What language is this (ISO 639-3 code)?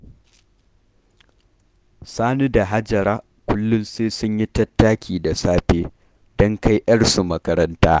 hau